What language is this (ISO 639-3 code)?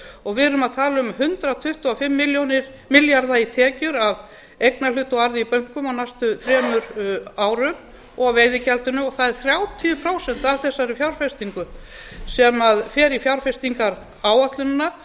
isl